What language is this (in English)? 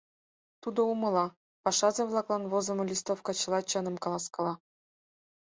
Mari